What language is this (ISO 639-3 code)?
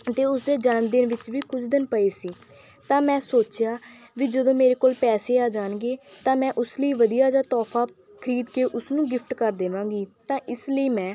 pan